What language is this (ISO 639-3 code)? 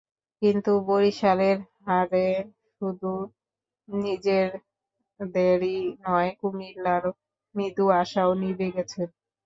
ben